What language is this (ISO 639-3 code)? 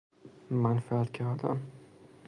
fas